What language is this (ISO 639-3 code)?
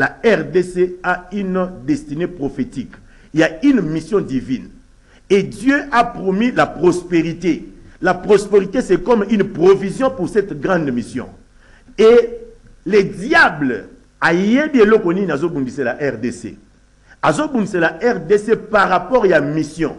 fra